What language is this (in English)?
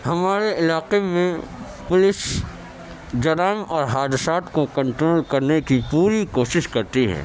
Urdu